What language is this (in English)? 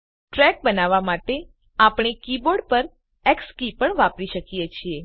Gujarati